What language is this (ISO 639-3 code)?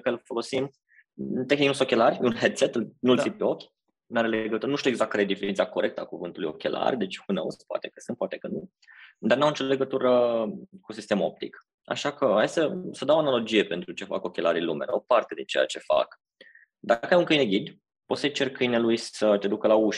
ron